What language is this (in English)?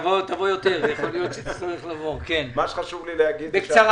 Hebrew